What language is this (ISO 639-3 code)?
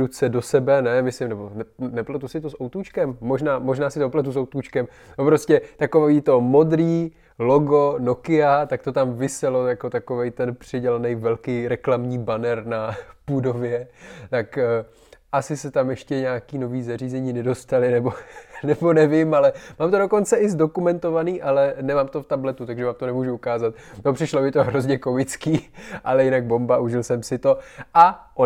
ces